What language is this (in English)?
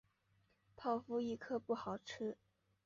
Chinese